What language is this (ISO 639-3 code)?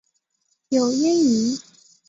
zho